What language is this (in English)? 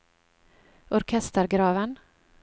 Norwegian